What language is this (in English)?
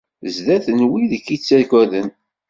Kabyle